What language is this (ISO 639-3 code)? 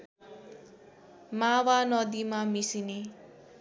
nep